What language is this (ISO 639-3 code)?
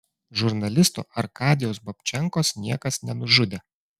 lit